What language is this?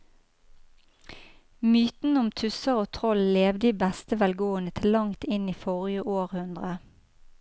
Norwegian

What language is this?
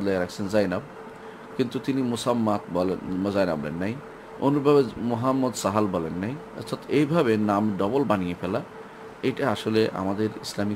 Turkish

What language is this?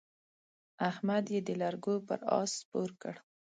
Pashto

